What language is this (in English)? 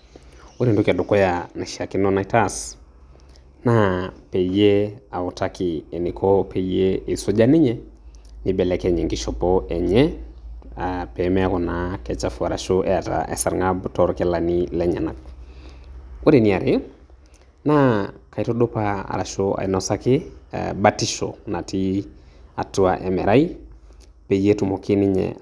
Masai